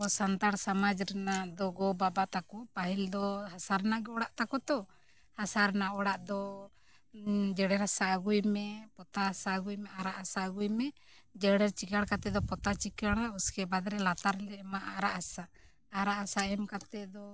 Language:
Santali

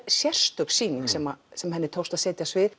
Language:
Icelandic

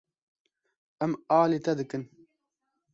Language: Kurdish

